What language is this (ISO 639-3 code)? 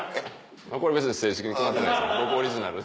jpn